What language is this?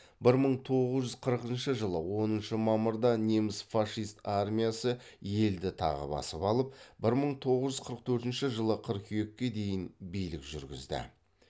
Kazakh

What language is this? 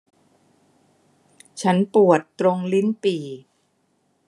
Thai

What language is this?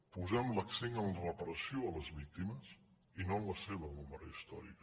Catalan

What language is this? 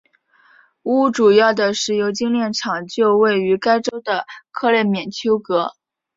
Chinese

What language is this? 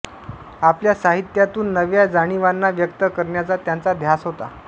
Marathi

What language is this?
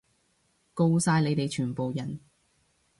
Cantonese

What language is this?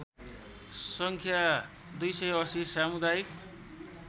Nepali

